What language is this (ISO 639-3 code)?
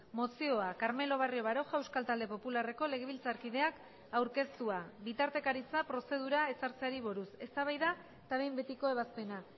eus